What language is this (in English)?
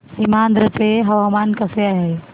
Marathi